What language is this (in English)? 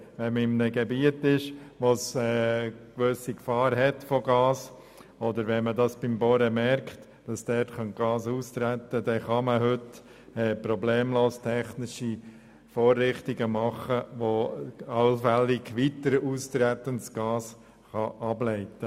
Swiss German